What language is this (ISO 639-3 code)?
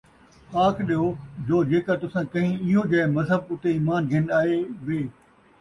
skr